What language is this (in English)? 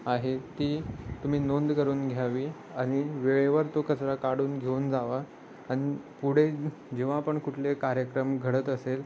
Marathi